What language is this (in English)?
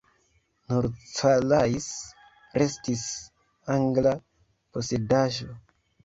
Esperanto